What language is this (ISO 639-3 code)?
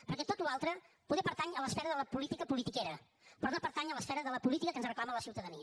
cat